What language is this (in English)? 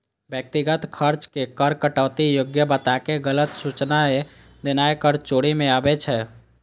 Maithili